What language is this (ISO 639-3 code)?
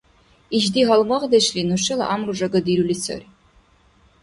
dar